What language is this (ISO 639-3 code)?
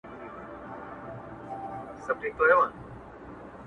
pus